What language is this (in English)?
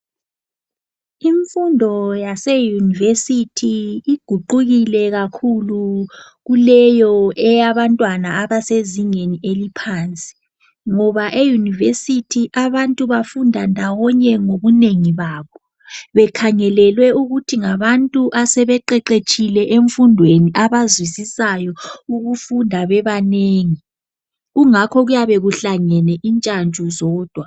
North Ndebele